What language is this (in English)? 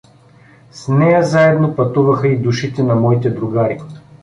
Bulgarian